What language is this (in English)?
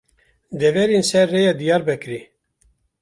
Kurdish